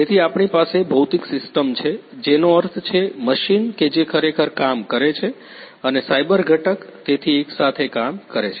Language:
Gujarati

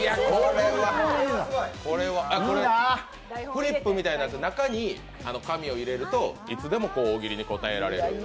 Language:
Japanese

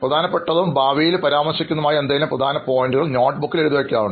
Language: Malayalam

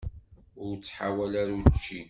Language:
Kabyle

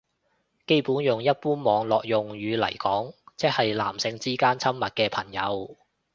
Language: Cantonese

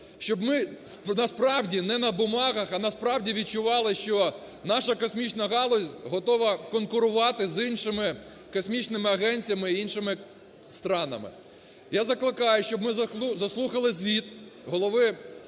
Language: Ukrainian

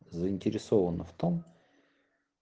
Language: Russian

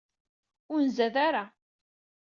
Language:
Kabyle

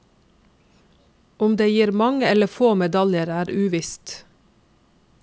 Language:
Norwegian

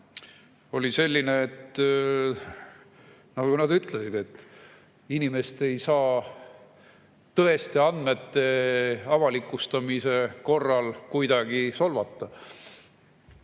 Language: Estonian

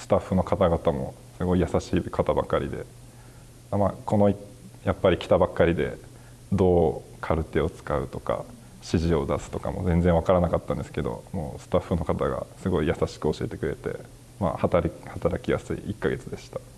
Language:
Japanese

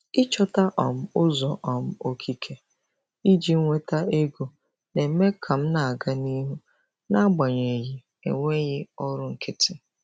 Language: Igbo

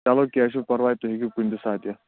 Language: Kashmiri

